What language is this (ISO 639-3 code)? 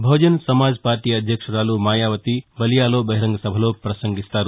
tel